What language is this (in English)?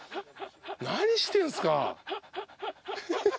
Japanese